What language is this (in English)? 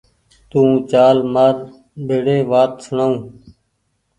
Goaria